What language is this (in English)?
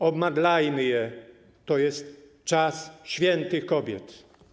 Polish